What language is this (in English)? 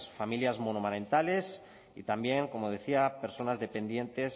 Spanish